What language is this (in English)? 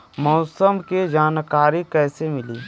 Bhojpuri